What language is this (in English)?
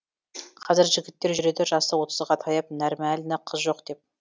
Kazakh